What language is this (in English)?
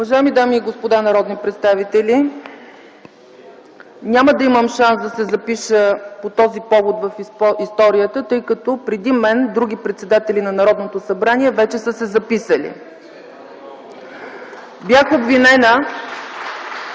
Bulgarian